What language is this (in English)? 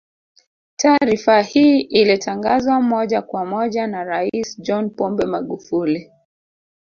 Swahili